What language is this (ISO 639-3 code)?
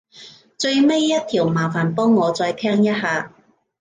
yue